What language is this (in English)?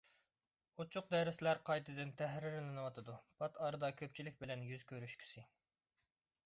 Uyghur